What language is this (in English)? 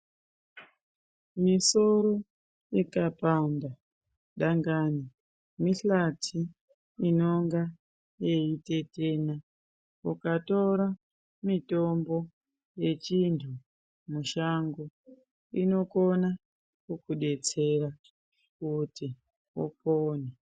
Ndau